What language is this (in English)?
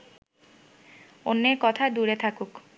Bangla